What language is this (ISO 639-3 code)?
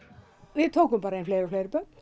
isl